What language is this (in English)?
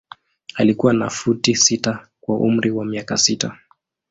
Swahili